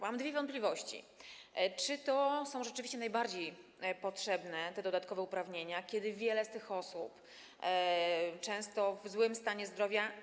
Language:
Polish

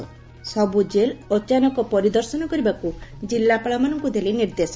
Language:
Odia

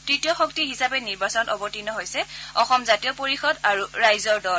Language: Assamese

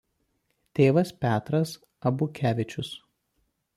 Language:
Lithuanian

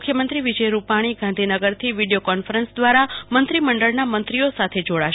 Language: Gujarati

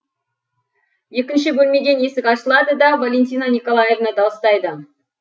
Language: Kazakh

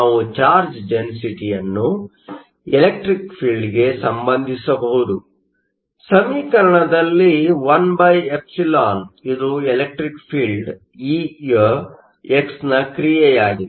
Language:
Kannada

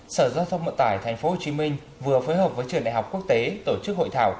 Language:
Vietnamese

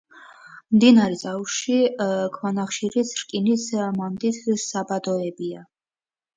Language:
Georgian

